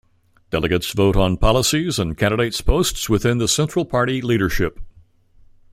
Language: English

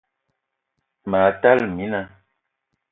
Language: Eton (Cameroon)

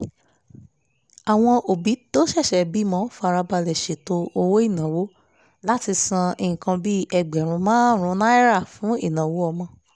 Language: Yoruba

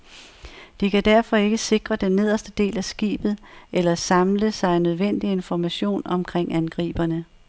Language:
Danish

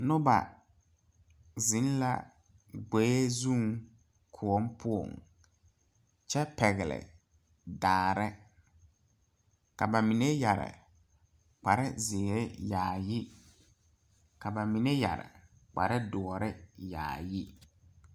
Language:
Southern Dagaare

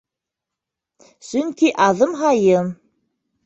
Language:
Bashkir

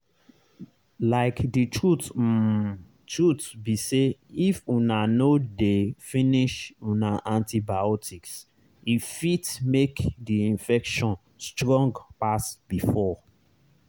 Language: Nigerian Pidgin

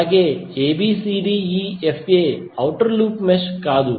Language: Telugu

